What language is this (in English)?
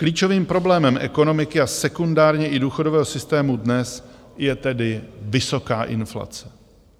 Czech